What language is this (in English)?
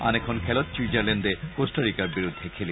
Assamese